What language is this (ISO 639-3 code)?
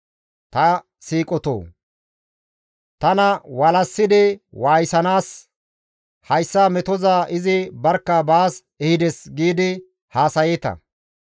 gmv